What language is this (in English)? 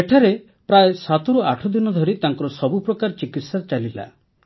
Odia